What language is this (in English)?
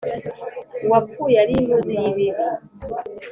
Kinyarwanda